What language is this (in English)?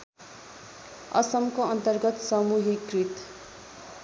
Nepali